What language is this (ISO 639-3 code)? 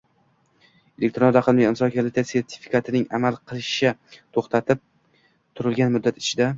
uzb